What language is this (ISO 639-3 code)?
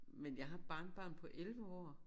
dan